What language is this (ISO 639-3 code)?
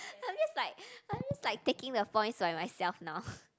eng